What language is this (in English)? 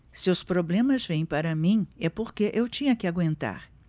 Portuguese